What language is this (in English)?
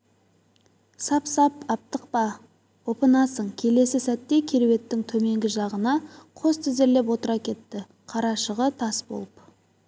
Kazakh